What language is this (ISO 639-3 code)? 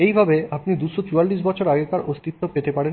ben